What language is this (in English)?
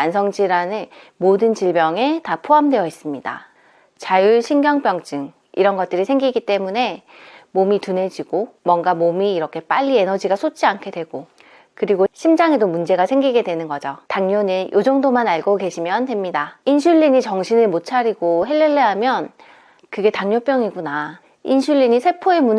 Korean